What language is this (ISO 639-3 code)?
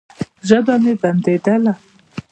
pus